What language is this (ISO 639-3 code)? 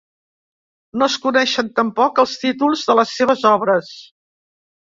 cat